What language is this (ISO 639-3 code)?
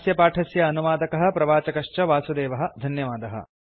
san